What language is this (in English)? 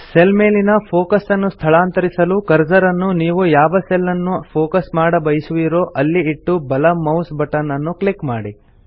Kannada